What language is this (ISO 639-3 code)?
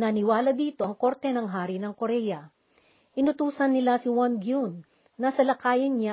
fil